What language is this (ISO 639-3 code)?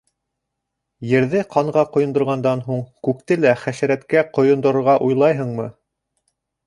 bak